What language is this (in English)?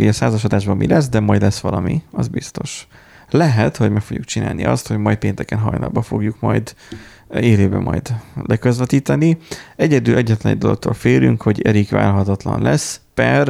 Hungarian